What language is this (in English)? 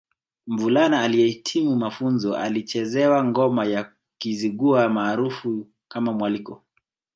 Swahili